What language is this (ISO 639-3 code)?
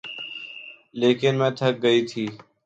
urd